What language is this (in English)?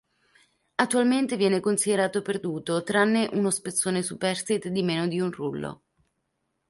Italian